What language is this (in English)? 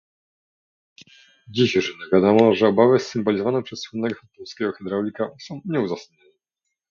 Polish